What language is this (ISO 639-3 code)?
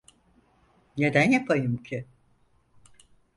tur